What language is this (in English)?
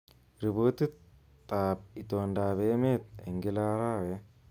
Kalenjin